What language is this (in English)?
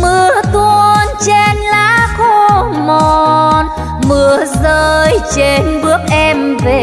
Vietnamese